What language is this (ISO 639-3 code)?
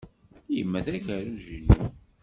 kab